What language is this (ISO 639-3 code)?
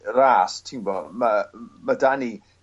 cym